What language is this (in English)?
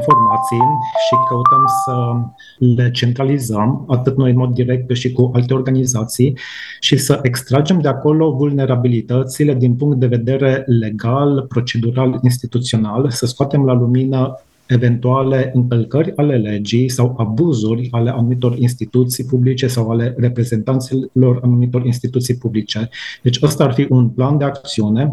Romanian